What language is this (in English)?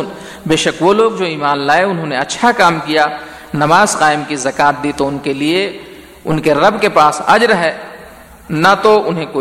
Urdu